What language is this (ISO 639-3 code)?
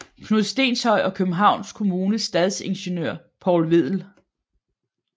dan